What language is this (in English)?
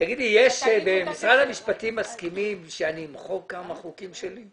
Hebrew